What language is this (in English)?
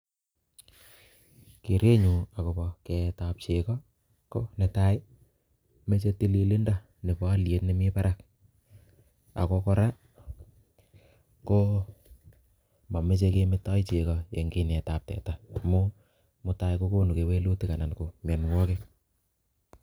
Kalenjin